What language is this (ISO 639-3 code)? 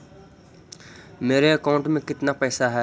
mag